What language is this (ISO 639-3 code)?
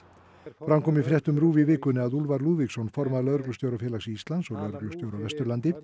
isl